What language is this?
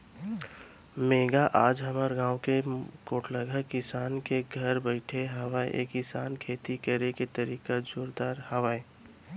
Chhattisgarhi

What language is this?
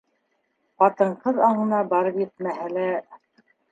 Bashkir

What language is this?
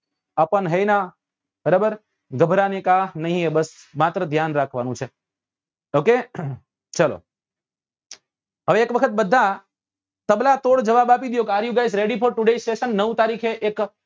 Gujarati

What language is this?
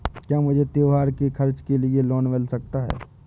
Hindi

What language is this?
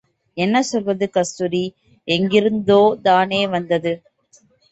Tamil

